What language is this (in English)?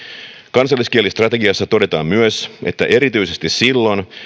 Finnish